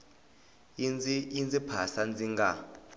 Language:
Tsonga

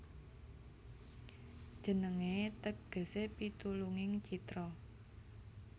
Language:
Javanese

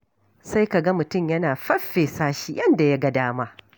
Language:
Hausa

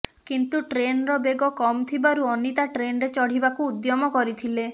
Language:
Odia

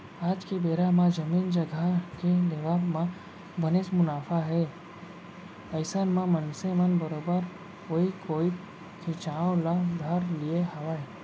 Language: Chhattisgarhi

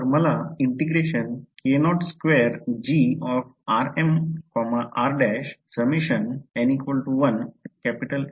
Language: Marathi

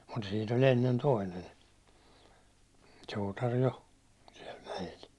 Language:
Finnish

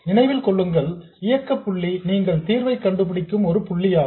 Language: Tamil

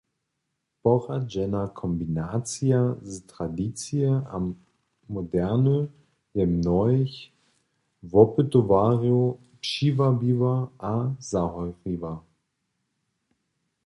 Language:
Upper Sorbian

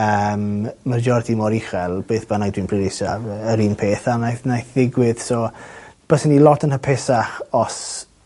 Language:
Welsh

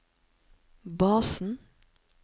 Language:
Norwegian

